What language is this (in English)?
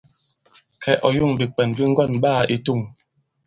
Bankon